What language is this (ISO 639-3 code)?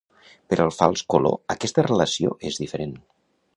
cat